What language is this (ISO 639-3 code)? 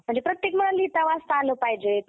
mar